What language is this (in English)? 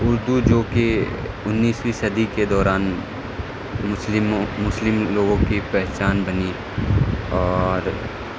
Urdu